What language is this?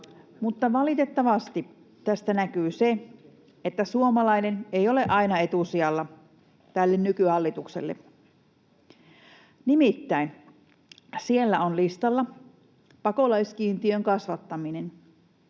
Finnish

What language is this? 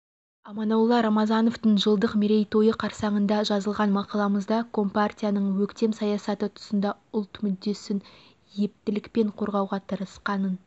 Kazakh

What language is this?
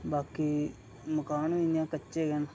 Dogri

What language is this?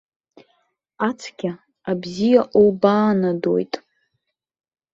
Abkhazian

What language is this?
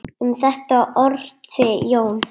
Icelandic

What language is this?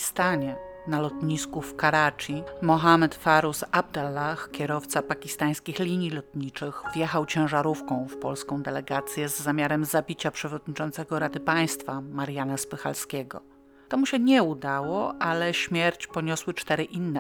Polish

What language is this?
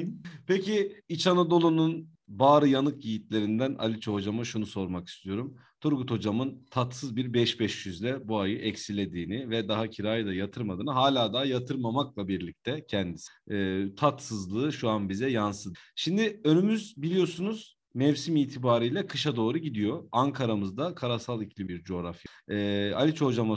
Turkish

